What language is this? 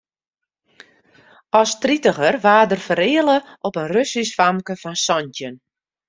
Western Frisian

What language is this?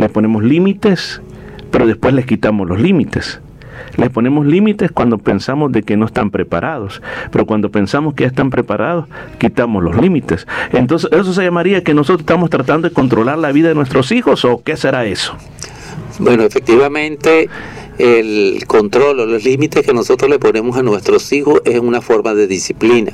Spanish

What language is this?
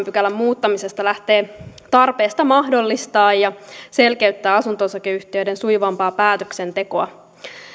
Finnish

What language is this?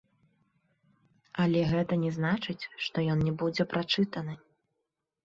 Belarusian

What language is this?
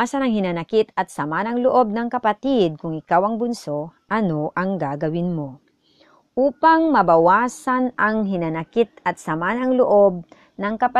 Filipino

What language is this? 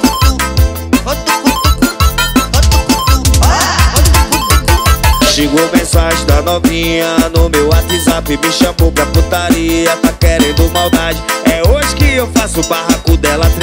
Portuguese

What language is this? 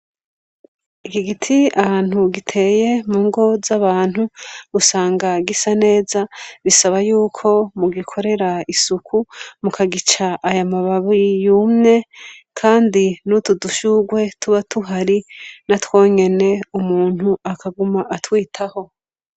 Rundi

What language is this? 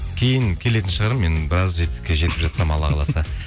Kazakh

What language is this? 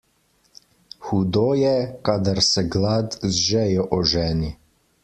Slovenian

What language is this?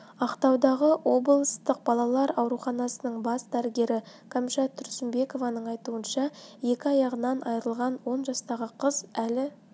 Kazakh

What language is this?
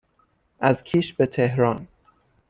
Persian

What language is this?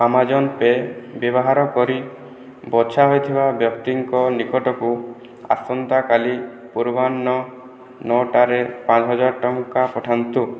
Odia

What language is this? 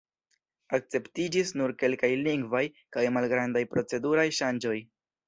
Esperanto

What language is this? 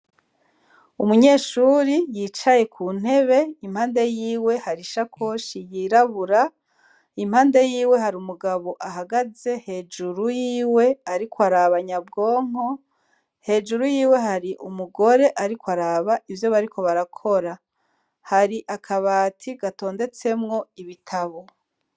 Rundi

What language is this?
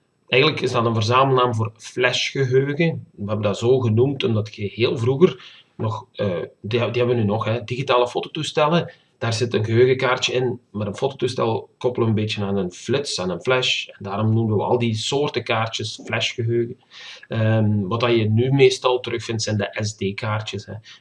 Dutch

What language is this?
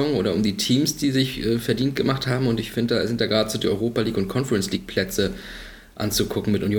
German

